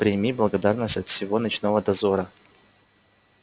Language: Russian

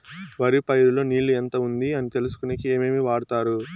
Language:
Telugu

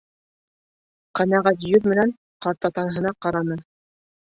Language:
Bashkir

